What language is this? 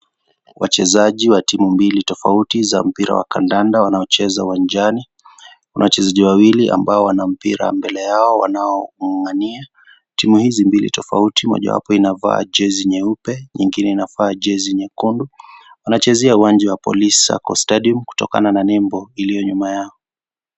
Swahili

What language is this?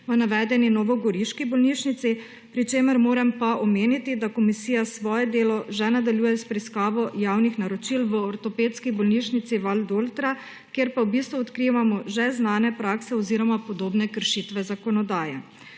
Slovenian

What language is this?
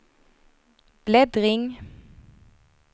Swedish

